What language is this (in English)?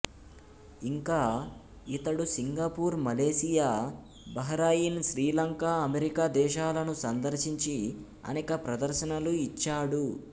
Telugu